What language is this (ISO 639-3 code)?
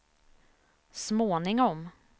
swe